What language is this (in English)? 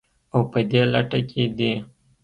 Pashto